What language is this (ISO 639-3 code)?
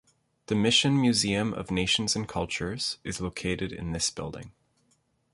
eng